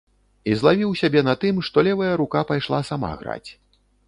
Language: Belarusian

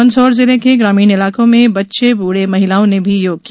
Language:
Hindi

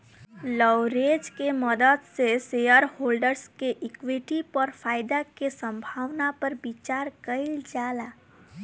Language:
Bhojpuri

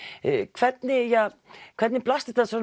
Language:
Icelandic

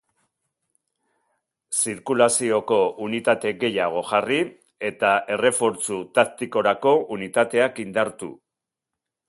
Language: Basque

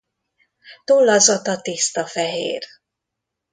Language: Hungarian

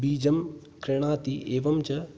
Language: Sanskrit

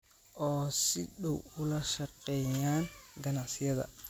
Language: Somali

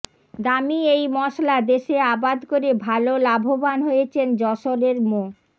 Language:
Bangla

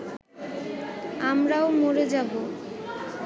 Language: Bangla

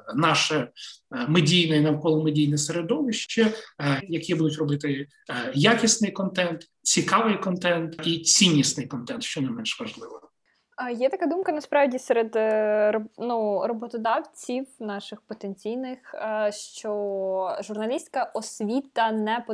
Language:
Ukrainian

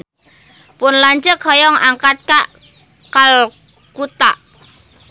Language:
Sundanese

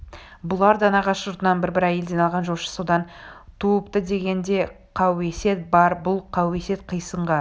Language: Kazakh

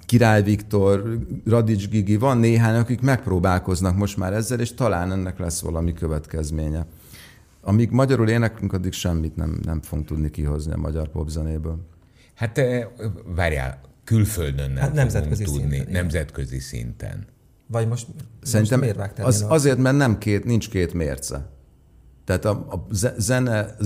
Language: Hungarian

